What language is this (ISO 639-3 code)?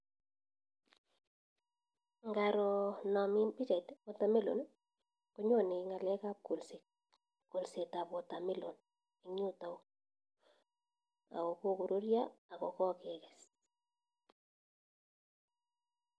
kln